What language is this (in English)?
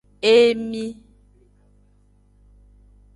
Aja (Benin)